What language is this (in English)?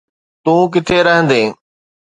Sindhi